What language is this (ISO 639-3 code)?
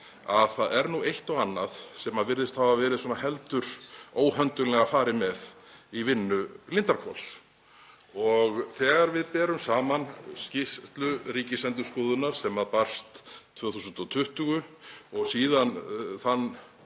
isl